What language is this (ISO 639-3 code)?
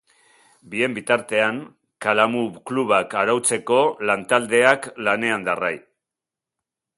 eus